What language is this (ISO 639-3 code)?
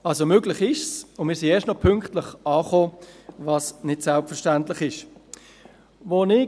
gsw